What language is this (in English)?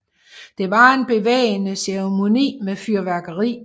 Danish